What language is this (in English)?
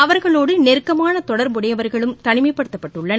Tamil